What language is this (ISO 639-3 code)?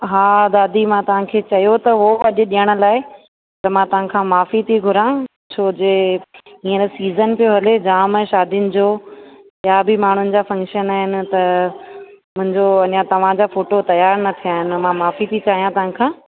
snd